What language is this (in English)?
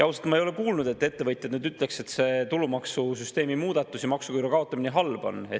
Estonian